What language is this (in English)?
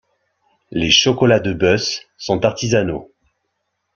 French